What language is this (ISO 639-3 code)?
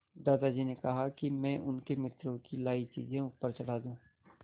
hin